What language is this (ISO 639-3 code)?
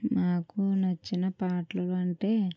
tel